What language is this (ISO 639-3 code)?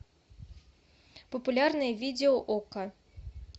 rus